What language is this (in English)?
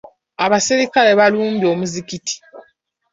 Ganda